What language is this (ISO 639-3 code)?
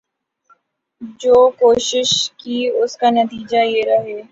urd